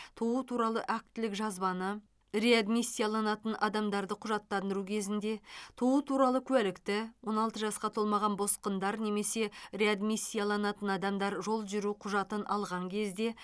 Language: Kazakh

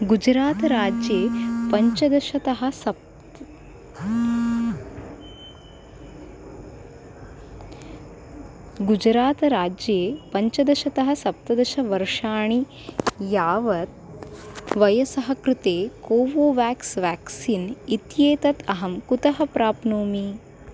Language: Sanskrit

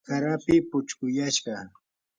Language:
Yanahuanca Pasco Quechua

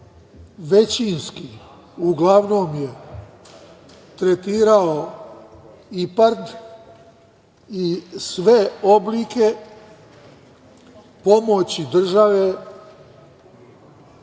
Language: Serbian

